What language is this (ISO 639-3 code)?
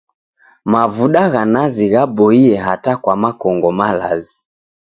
dav